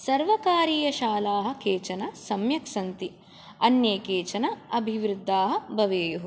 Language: Sanskrit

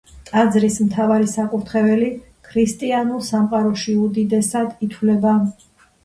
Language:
Georgian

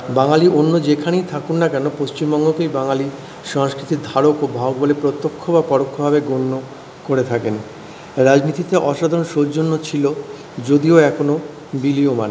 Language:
Bangla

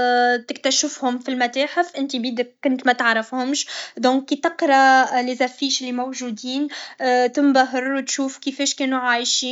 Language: Tunisian Arabic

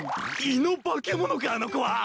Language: Japanese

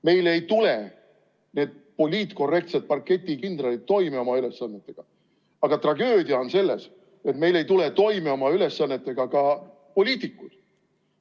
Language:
Estonian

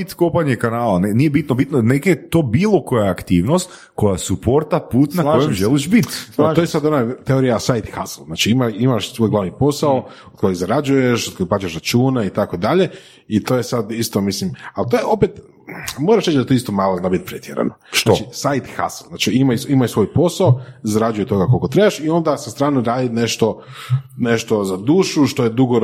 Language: Croatian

